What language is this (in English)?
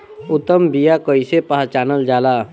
Bhojpuri